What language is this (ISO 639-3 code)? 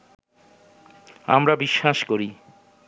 ben